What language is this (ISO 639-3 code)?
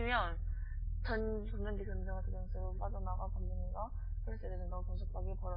kor